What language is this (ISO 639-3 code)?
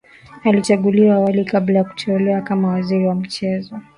swa